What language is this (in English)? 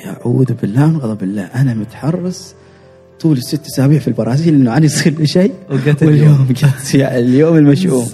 Arabic